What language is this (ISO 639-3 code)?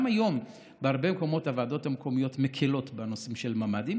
heb